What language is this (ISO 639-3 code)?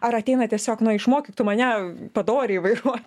lit